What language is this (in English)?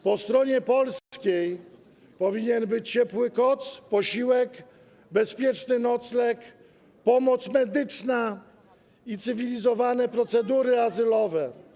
Polish